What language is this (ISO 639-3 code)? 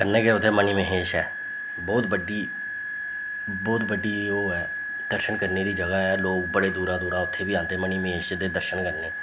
doi